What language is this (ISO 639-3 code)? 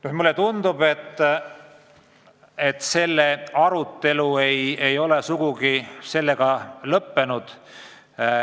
est